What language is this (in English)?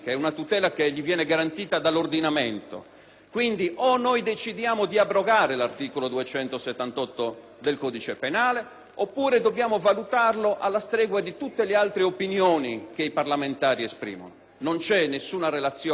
Italian